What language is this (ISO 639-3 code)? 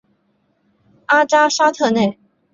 zho